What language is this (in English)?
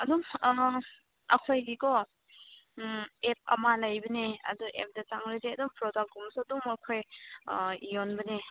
Manipuri